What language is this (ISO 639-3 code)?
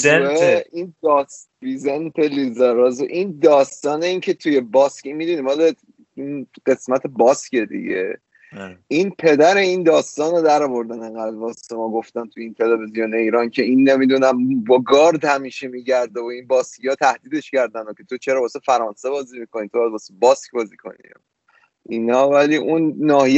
fas